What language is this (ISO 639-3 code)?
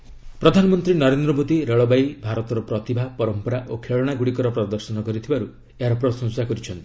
ori